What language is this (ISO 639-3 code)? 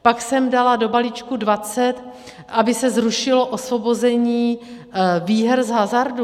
ces